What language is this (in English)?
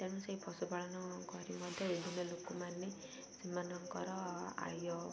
Odia